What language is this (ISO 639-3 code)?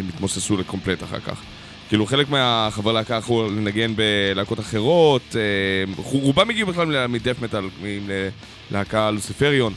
heb